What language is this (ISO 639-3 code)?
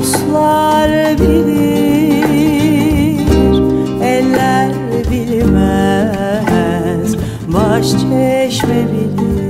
tur